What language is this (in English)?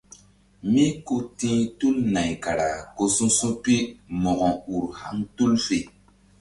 Mbum